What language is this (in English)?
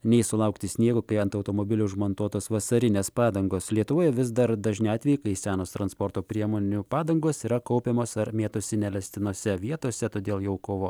Lithuanian